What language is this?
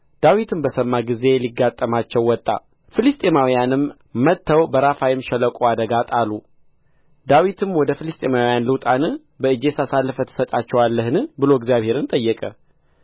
Amharic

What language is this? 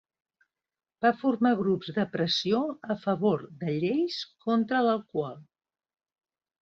Catalan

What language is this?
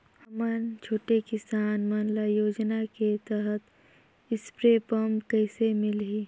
Chhattisgarhi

